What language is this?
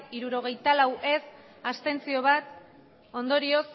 Basque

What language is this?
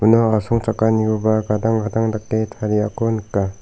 Garo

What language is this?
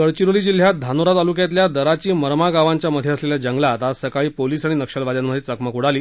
Marathi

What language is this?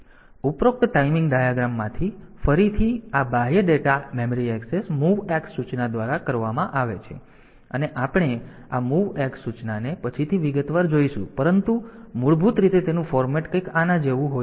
Gujarati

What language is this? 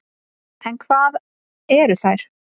Icelandic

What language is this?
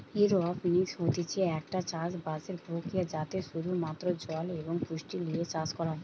Bangla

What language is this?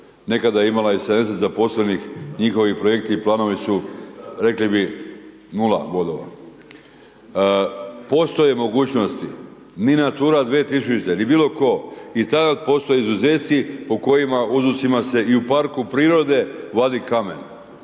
Croatian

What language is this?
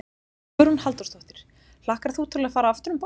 Icelandic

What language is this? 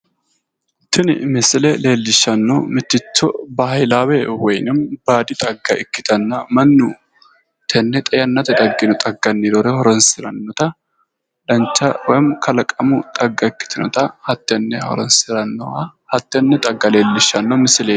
Sidamo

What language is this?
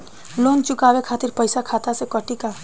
Bhojpuri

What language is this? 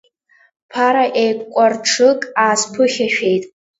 Abkhazian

